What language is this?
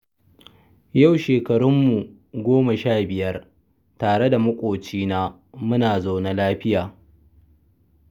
Hausa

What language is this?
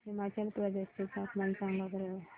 Marathi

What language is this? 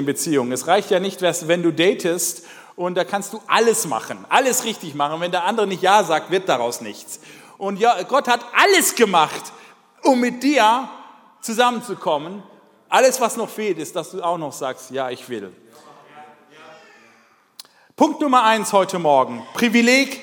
German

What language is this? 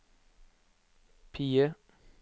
Norwegian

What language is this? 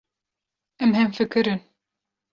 Kurdish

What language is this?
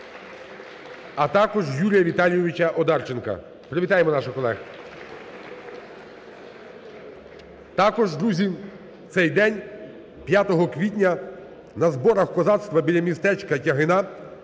Ukrainian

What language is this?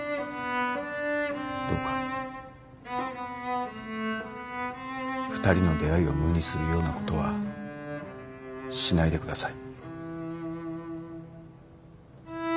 Japanese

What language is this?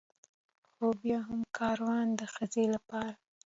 Pashto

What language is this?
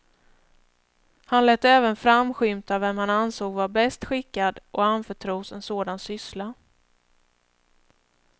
Swedish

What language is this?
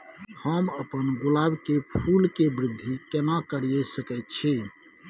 Maithili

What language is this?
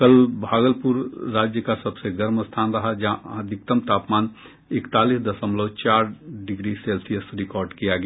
Hindi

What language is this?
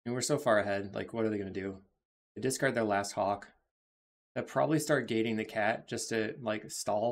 English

